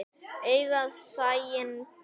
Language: Icelandic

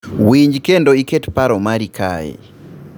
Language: Luo (Kenya and Tanzania)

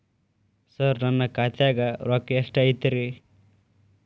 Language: Kannada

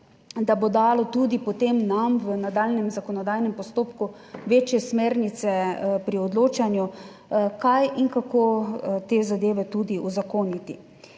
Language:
Slovenian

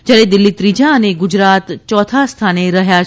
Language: Gujarati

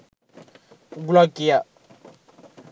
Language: Sinhala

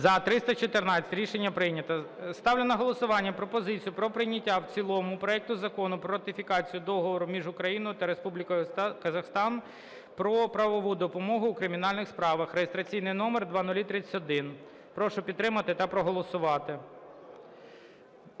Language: Ukrainian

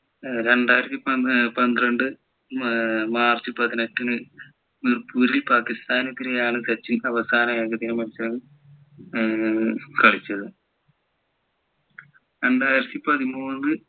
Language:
Malayalam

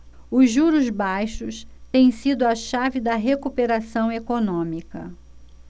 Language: Portuguese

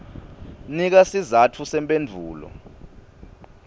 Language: Swati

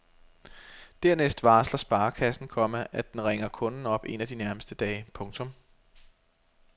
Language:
Danish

